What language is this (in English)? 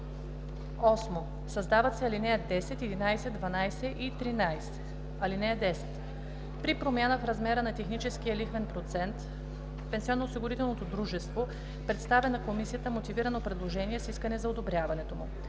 Bulgarian